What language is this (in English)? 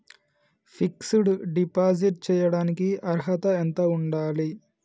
Telugu